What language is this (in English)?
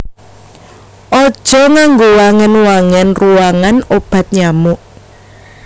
Javanese